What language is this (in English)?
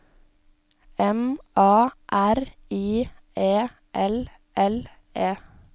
Norwegian